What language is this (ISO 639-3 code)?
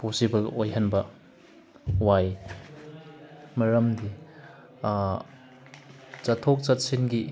mni